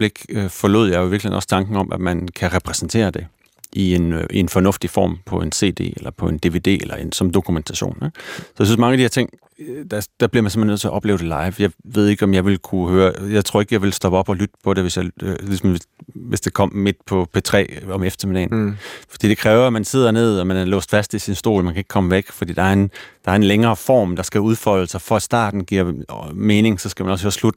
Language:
Danish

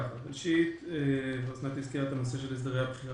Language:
Hebrew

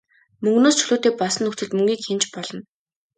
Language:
Mongolian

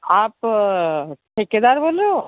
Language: Hindi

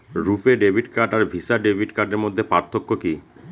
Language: Bangla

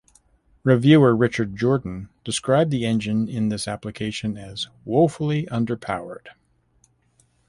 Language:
English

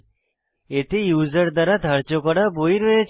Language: Bangla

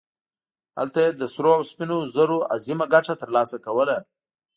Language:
Pashto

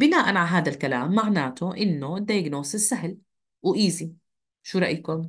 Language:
Arabic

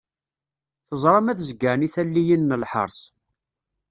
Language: Kabyle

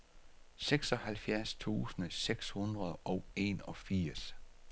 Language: Danish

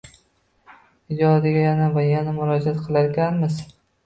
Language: Uzbek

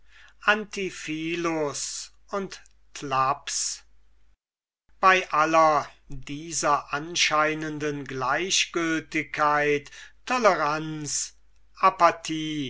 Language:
German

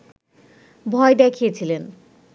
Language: Bangla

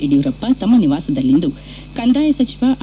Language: Kannada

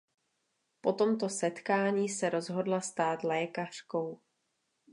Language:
Czech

